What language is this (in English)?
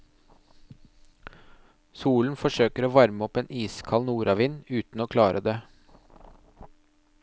Norwegian